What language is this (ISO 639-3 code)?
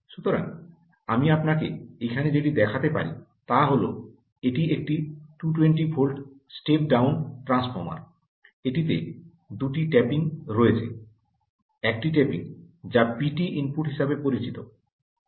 ben